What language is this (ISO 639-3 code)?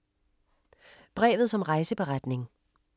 dan